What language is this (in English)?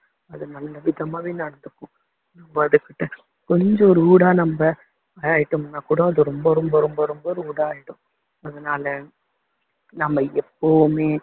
Tamil